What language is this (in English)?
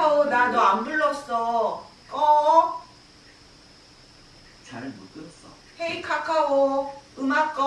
Korean